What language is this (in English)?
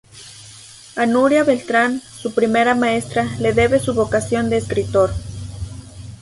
Spanish